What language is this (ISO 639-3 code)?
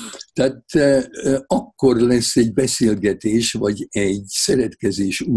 hun